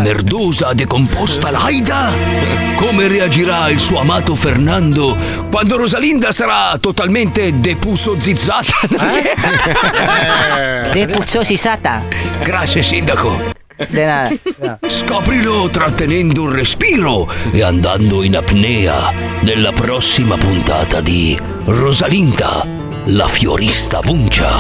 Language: Italian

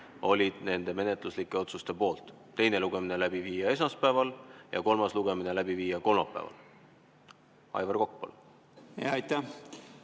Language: Estonian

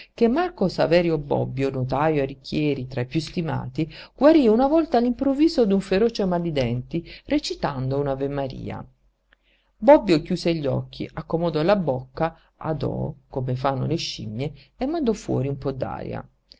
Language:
Italian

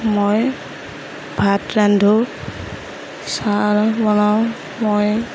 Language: Assamese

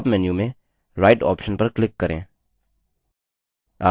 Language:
Hindi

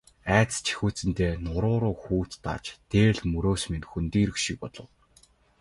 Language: Mongolian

